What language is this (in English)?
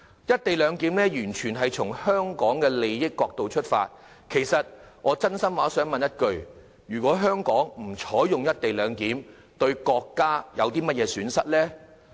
Cantonese